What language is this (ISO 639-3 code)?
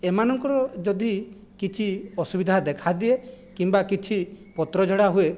ori